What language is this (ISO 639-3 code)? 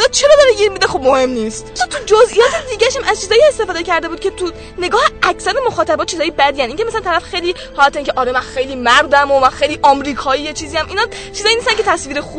fas